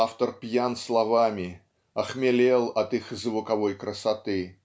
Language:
Russian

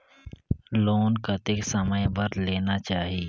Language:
Chhattisgarhi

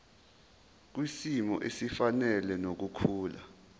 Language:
Zulu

